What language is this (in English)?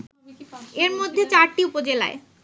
Bangla